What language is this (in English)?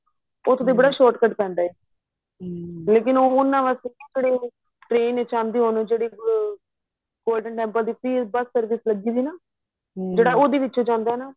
Punjabi